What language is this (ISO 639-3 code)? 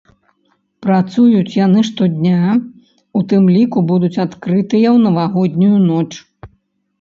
bel